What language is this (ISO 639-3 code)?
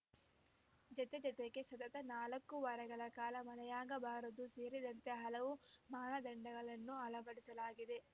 kan